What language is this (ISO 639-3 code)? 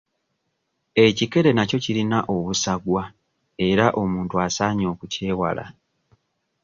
lug